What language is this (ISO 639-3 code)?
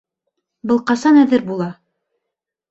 bak